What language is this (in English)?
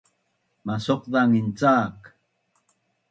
Bunun